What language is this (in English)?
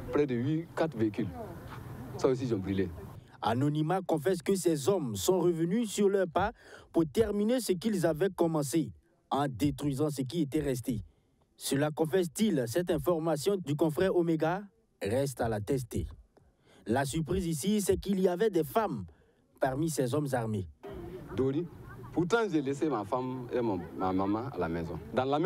French